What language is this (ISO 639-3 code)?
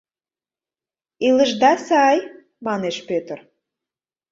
chm